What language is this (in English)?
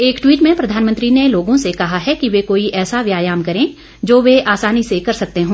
Hindi